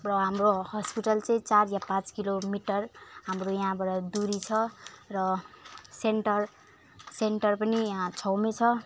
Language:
Nepali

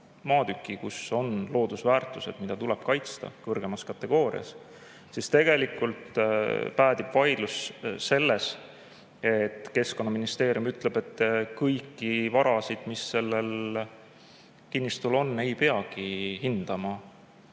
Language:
Estonian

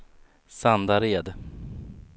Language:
Swedish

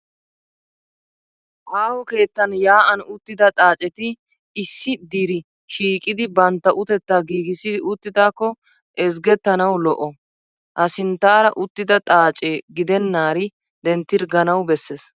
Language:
Wolaytta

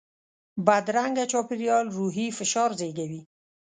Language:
Pashto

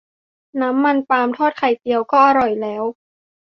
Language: Thai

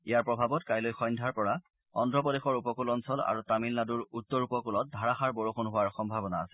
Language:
Assamese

